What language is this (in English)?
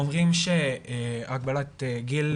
Hebrew